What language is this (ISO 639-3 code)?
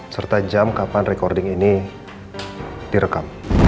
ind